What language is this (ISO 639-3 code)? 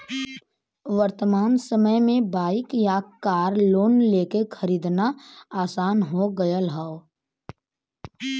bho